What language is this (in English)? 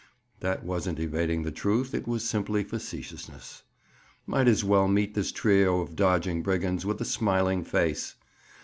English